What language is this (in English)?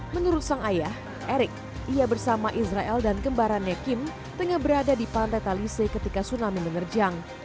Indonesian